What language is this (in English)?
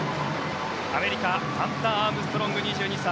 Japanese